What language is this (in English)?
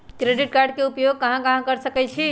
Magahi